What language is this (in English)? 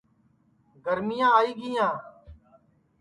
Sansi